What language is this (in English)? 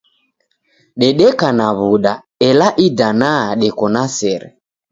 Taita